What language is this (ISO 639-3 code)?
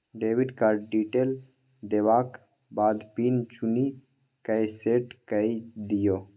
mai